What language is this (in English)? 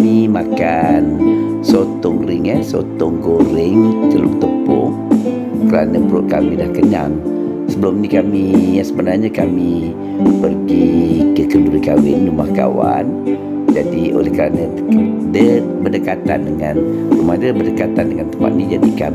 Malay